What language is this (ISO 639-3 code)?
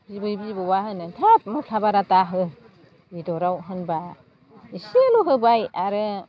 brx